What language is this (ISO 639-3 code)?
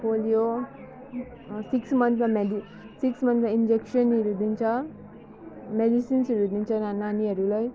nep